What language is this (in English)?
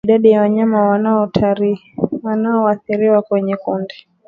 Swahili